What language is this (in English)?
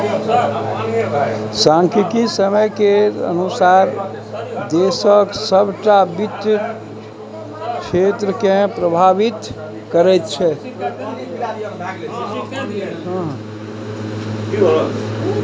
Maithili